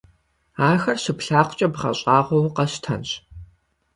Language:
Kabardian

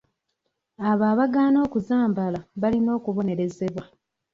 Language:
Ganda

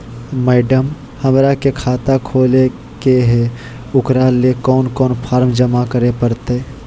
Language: Magahi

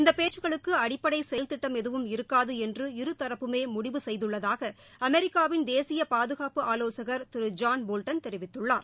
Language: Tamil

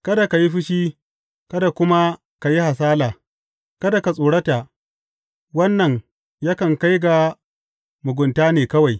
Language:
Hausa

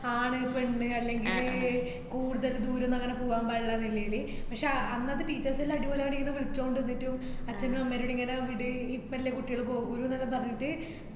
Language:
Malayalam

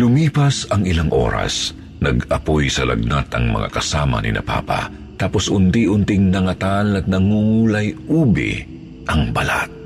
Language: Filipino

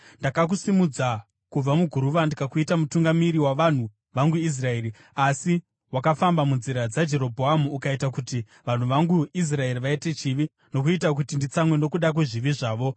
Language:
Shona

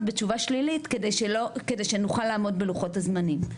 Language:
Hebrew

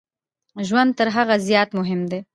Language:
Pashto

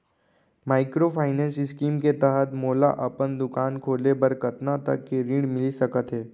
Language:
Chhattisgarhi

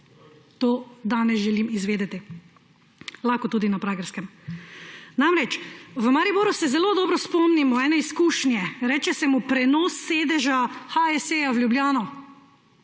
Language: Slovenian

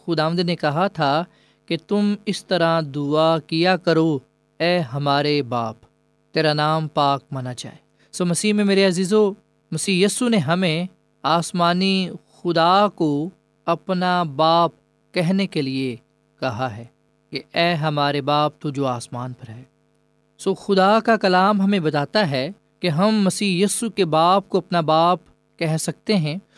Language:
Urdu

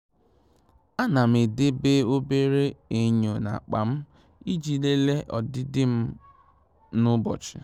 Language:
Igbo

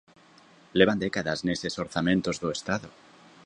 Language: Galician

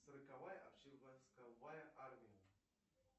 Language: Russian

